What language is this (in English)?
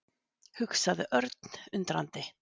Icelandic